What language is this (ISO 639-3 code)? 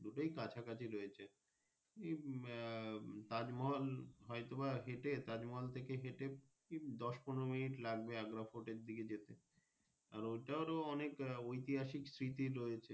ben